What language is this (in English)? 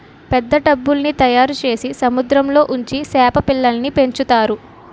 Telugu